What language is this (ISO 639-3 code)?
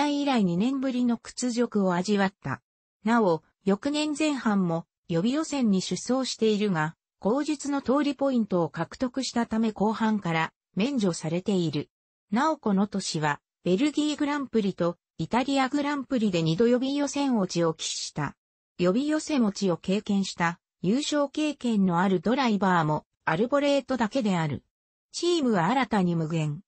jpn